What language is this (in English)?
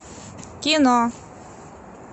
Russian